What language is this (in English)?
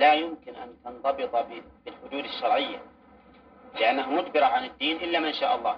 Arabic